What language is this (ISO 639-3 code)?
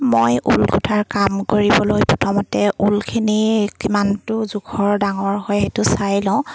asm